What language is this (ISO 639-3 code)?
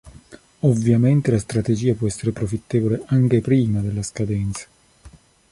ita